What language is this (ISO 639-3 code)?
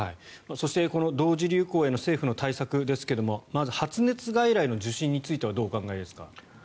jpn